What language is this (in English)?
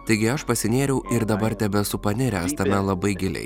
Lithuanian